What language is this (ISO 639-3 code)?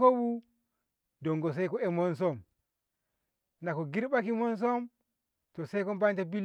nbh